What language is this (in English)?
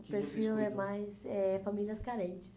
Portuguese